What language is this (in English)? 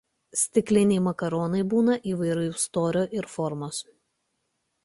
Lithuanian